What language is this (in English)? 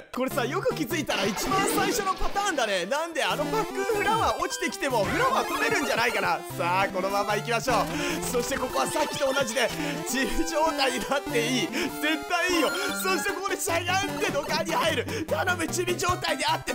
Japanese